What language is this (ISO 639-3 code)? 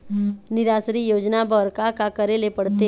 hne